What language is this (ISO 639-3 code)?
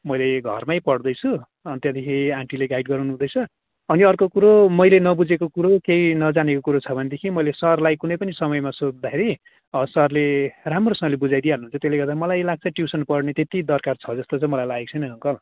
nep